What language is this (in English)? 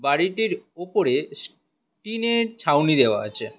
Bangla